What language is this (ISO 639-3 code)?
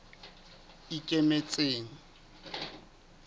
sot